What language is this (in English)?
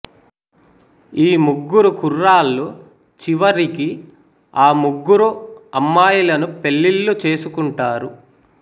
Telugu